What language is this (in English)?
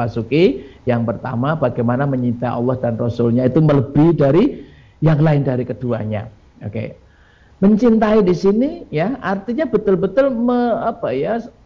Indonesian